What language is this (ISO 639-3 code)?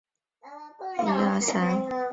zho